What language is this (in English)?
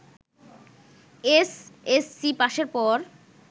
Bangla